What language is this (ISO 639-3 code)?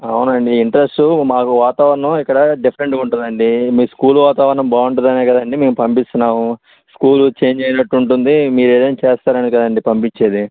tel